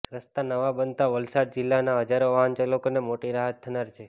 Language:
Gujarati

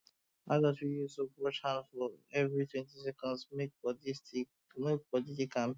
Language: Nigerian Pidgin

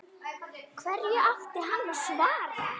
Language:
Icelandic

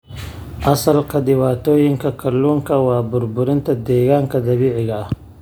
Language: Somali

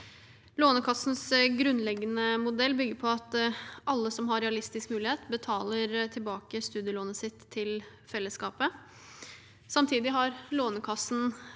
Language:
Norwegian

